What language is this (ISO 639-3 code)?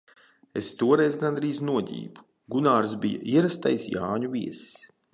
lav